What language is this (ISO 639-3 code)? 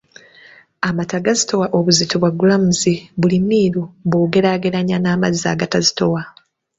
lug